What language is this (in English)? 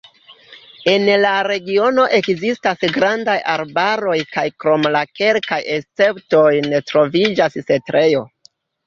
Esperanto